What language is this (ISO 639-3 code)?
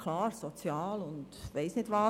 gsw